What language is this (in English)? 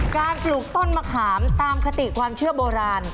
Thai